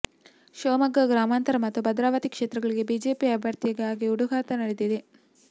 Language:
Kannada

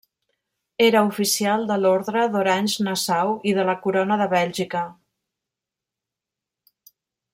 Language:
Catalan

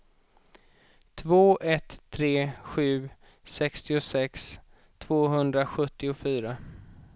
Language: Swedish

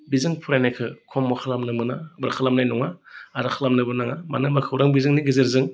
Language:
Bodo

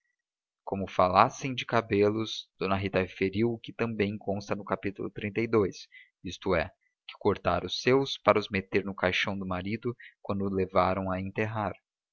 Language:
Portuguese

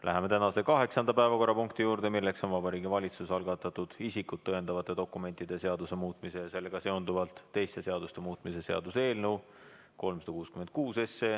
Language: Estonian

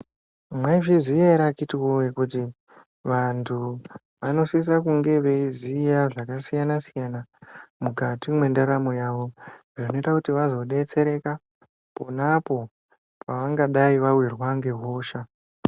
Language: Ndau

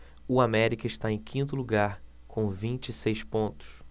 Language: Portuguese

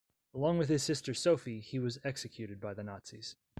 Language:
English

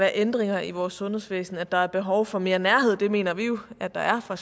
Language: Danish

